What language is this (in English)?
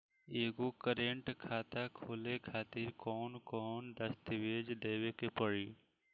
Bhojpuri